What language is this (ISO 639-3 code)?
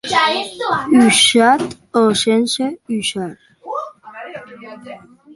oci